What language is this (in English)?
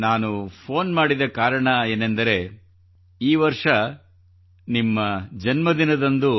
Kannada